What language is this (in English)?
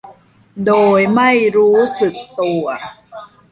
Thai